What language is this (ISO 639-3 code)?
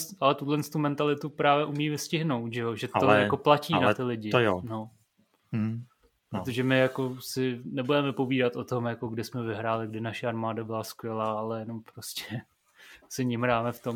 ces